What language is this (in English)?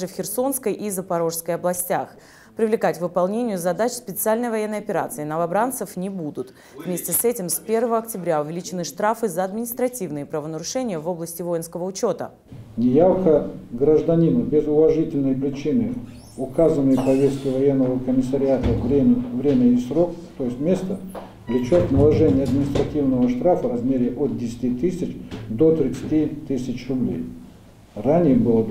Russian